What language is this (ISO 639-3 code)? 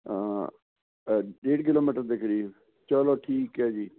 pan